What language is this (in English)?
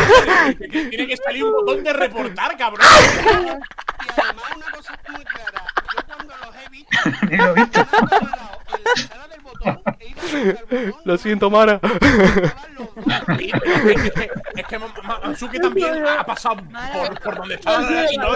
Spanish